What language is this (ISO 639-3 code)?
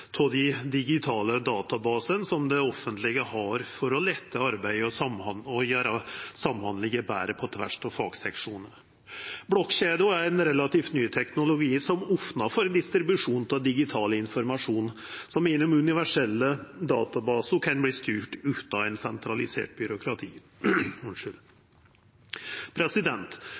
nno